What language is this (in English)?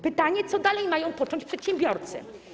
Polish